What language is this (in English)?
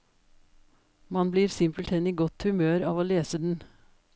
Norwegian